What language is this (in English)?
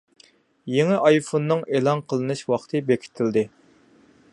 Uyghur